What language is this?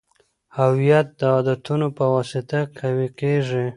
Pashto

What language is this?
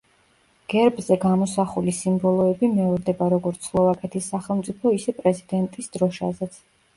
Georgian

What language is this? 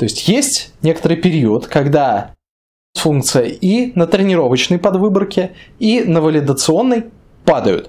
Russian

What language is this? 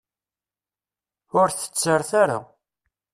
Kabyle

